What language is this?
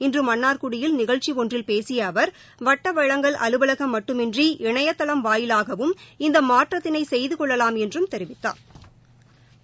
Tamil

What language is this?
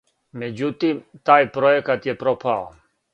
Serbian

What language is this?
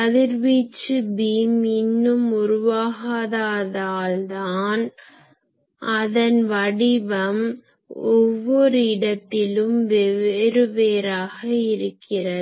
Tamil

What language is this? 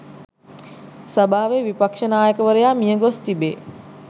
Sinhala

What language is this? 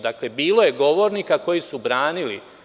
Serbian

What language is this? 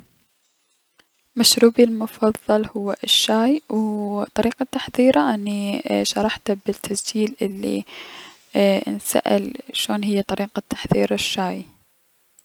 Mesopotamian Arabic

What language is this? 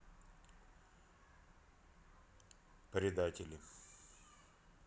Russian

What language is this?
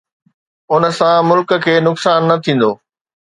Sindhi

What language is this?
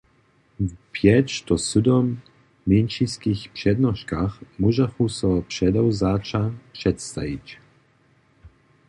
Upper Sorbian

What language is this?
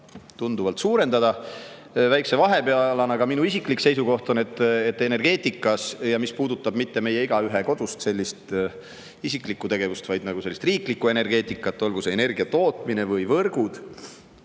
Estonian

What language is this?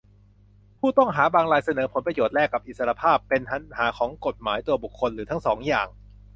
Thai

